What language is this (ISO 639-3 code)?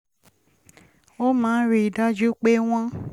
yor